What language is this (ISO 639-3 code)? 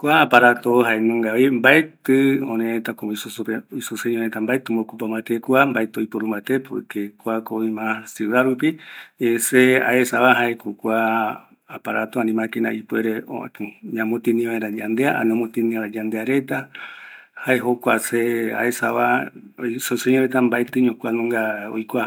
gui